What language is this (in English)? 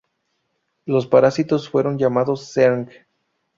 Spanish